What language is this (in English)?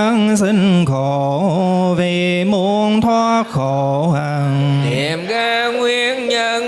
Vietnamese